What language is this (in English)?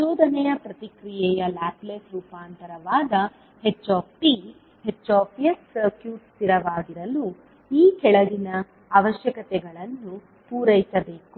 Kannada